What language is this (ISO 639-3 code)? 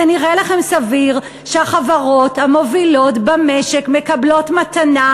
heb